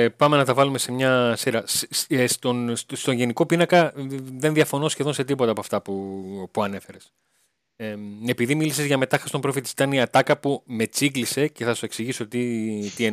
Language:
Greek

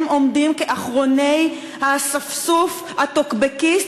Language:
Hebrew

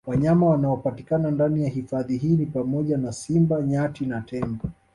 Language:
Swahili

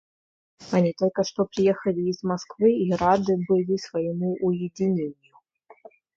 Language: Russian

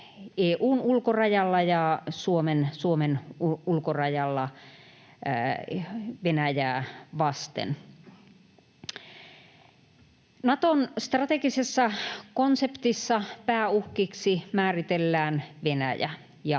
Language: Finnish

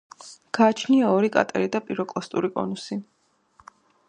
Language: Georgian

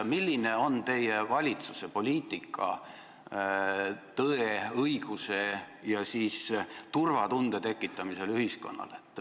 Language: Estonian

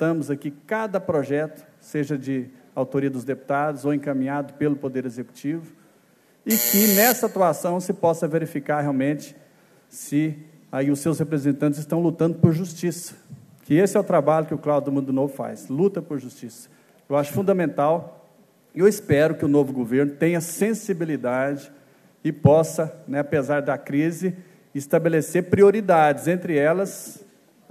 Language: Portuguese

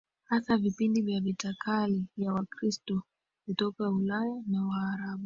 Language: Swahili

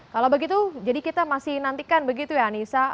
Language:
Indonesian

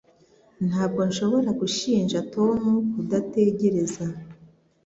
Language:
Kinyarwanda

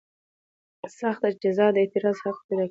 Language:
Pashto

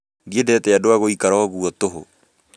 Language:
Kikuyu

